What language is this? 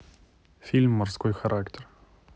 Russian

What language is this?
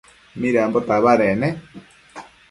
Matsés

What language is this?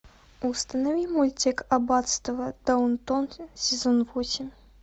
Russian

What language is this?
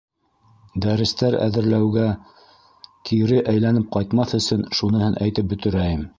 Bashkir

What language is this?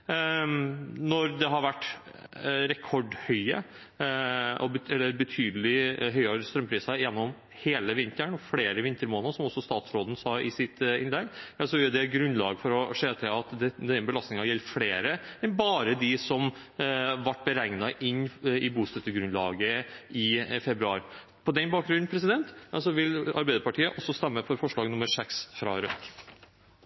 Norwegian Bokmål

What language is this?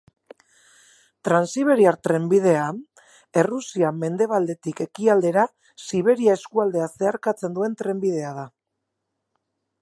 Basque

